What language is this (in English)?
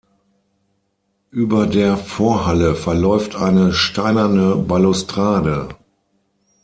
German